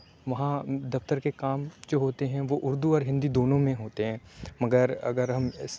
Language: Urdu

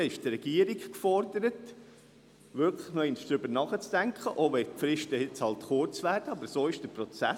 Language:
Swiss German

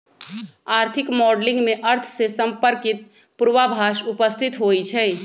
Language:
Magahi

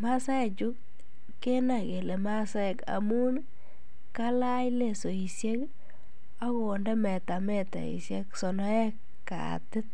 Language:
Kalenjin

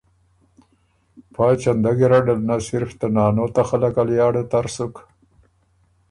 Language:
Ormuri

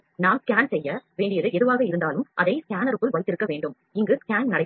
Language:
Tamil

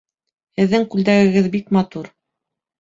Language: Bashkir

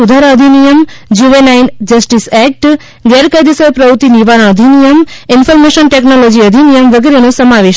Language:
Gujarati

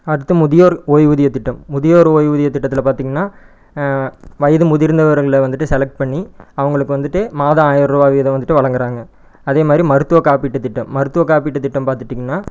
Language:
Tamil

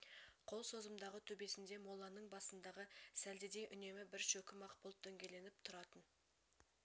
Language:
Kazakh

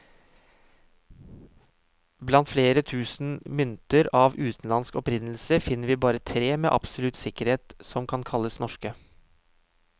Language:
Norwegian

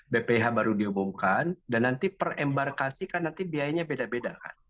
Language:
Indonesian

